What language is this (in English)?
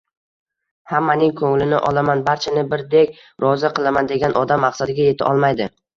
Uzbek